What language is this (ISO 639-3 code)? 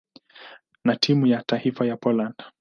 swa